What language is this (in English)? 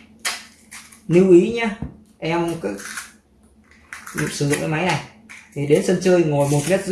Vietnamese